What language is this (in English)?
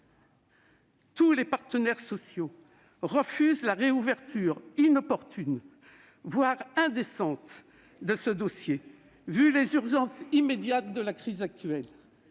French